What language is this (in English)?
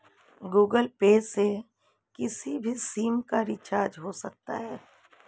Hindi